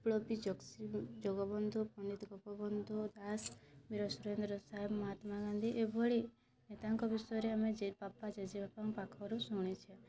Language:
Odia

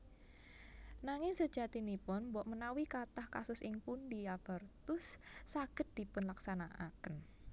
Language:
Javanese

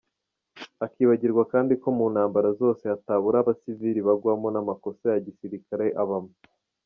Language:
Kinyarwanda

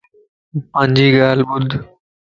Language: Lasi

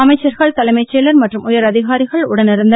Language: Tamil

